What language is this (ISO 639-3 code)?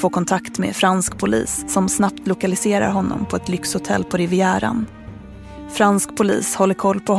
swe